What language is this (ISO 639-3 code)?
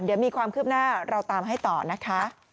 tha